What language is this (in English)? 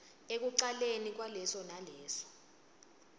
Swati